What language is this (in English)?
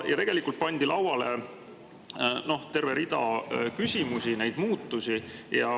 Estonian